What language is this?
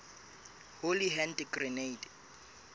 Southern Sotho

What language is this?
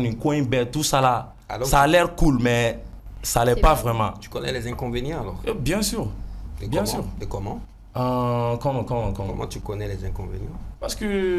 French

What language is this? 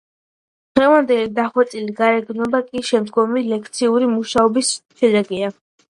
Georgian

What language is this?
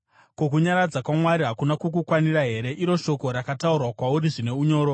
Shona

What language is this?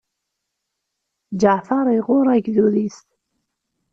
Kabyle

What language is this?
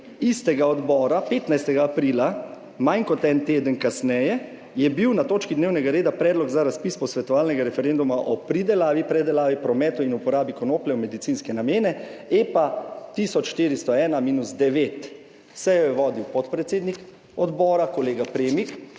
Slovenian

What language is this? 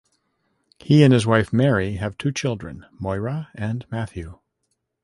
English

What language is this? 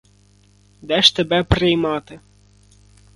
Ukrainian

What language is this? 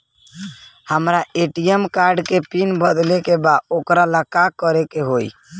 Bhojpuri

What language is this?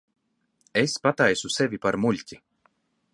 Latvian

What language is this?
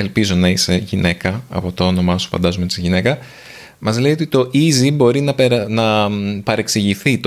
Greek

